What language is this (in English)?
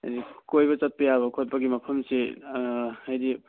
Manipuri